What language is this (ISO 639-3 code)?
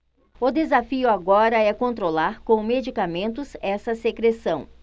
por